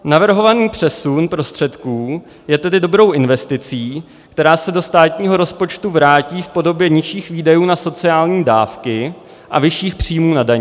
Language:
Czech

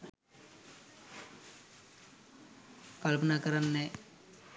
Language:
Sinhala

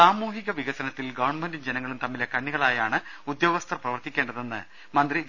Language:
Malayalam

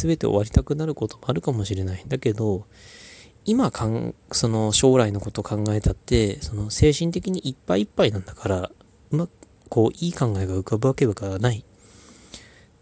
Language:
Japanese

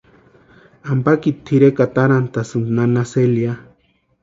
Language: Western Highland Purepecha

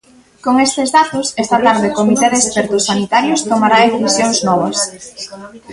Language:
Galician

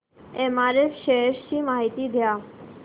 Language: Marathi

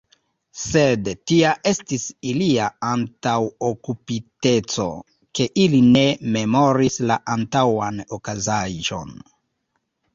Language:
Esperanto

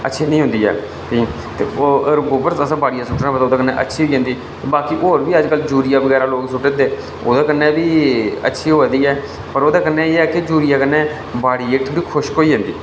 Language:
Dogri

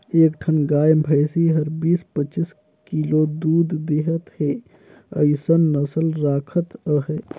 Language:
Chhattisgarhi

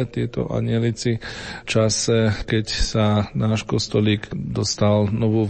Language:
Slovak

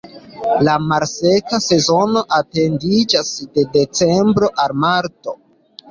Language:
Esperanto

